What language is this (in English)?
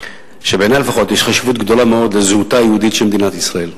Hebrew